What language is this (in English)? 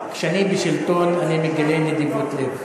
Hebrew